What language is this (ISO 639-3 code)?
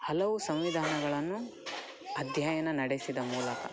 kan